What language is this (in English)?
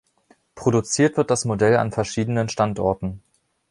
German